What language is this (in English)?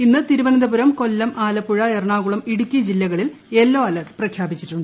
Malayalam